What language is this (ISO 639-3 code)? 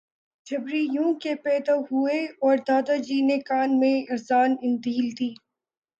urd